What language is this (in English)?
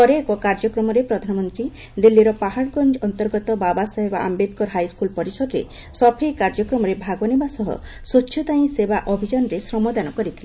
Odia